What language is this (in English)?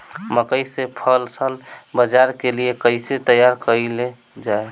Bhojpuri